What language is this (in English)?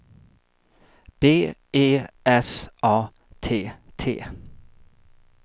Swedish